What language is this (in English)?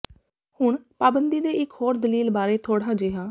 Punjabi